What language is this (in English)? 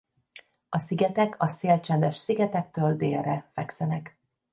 Hungarian